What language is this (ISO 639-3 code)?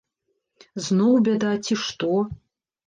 bel